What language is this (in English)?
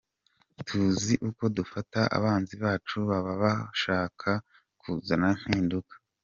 Kinyarwanda